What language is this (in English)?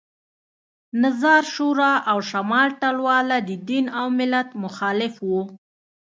Pashto